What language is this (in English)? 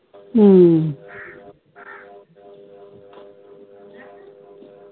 Punjabi